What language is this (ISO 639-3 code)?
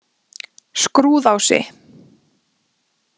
isl